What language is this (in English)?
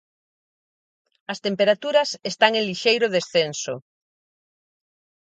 Galician